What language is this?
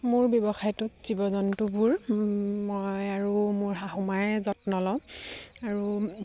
Assamese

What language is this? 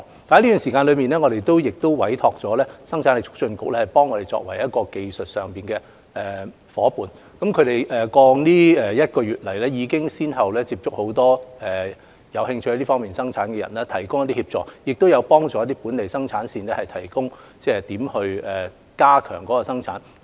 Cantonese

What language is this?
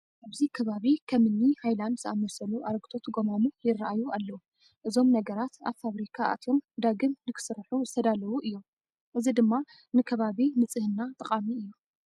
Tigrinya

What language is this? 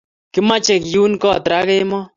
Kalenjin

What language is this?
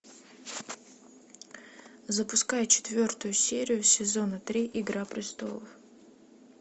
Russian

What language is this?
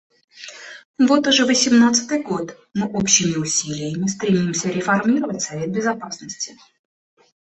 Russian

